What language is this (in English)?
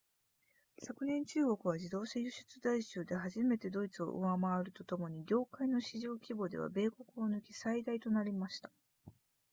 Japanese